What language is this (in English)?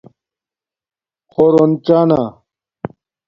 Domaaki